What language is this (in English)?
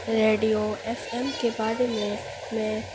Urdu